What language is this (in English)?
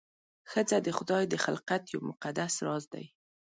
Pashto